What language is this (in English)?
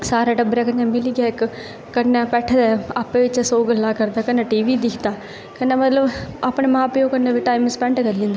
Dogri